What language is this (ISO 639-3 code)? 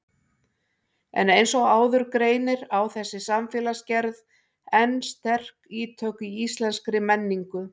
isl